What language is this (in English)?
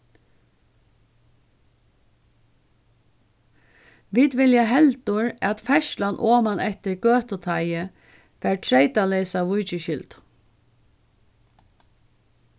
Faroese